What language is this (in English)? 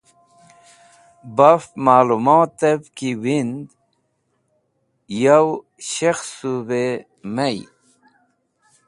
Wakhi